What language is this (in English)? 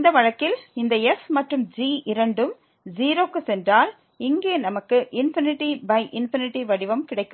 Tamil